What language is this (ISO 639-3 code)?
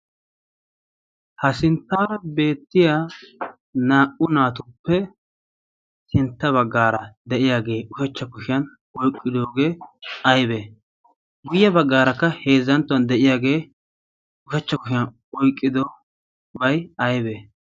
wal